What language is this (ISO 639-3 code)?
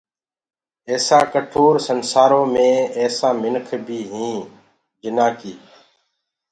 ggg